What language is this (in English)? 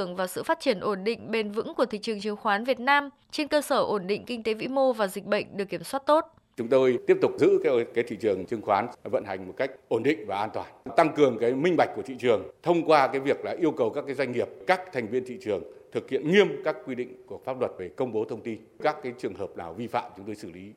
Vietnamese